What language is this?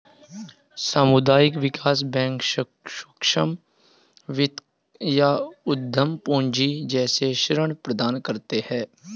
Hindi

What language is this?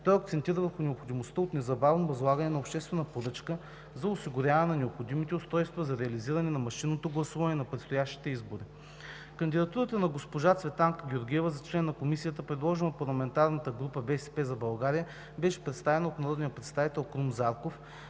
Bulgarian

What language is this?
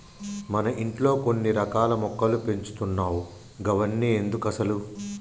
Telugu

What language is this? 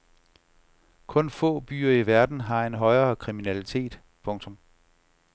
Danish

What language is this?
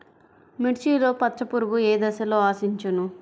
Telugu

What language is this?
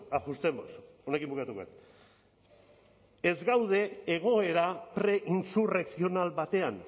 Basque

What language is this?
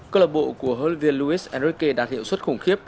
Vietnamese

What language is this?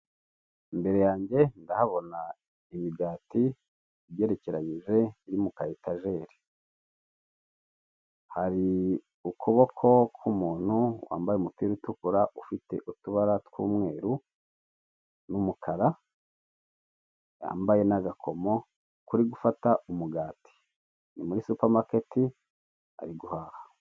Kinyarwanda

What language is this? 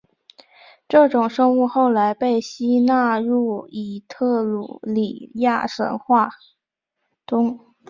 Chinese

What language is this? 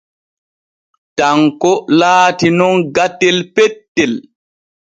Borgu Fulfulde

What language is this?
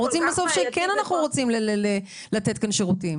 Hebrew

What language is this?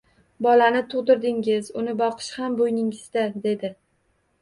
Uzbek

